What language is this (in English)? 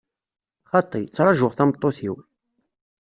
Kabyle